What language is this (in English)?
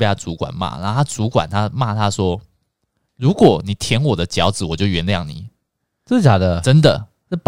Chinese